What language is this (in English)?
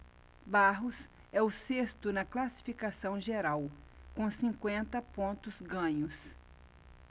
Portuguese